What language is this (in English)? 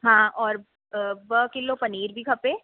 Sindhi